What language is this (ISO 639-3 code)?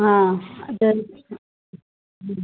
mar